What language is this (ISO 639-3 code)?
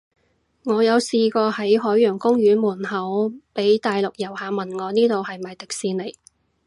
yue